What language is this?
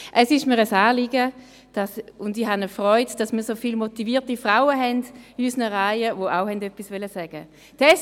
Swiss German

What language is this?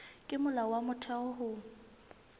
Southern Sotho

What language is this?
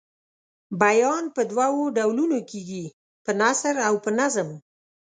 Pashto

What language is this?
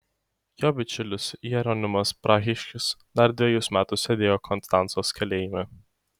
Lithuanian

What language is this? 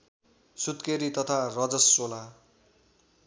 Nepali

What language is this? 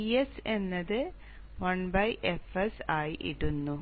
Malayalam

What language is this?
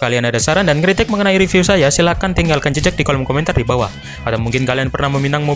Indonesian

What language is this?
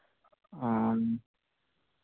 Santali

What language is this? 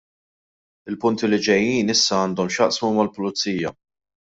Maltese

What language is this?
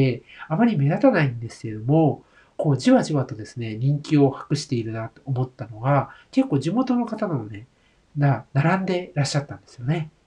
Japanese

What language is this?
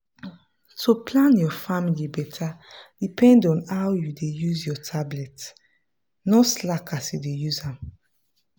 Nigerian Pidgin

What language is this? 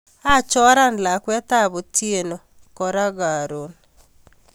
Kalenjin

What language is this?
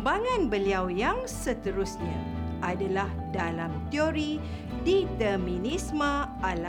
Malay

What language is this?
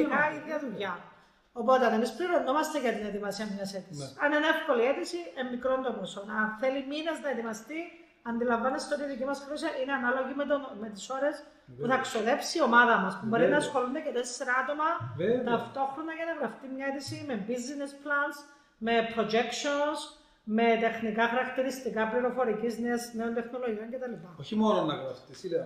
Greek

